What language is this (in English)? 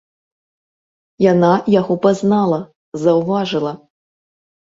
Belarusian